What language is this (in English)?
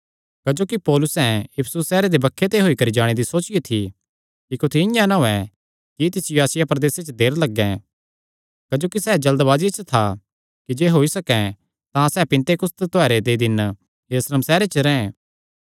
Kangri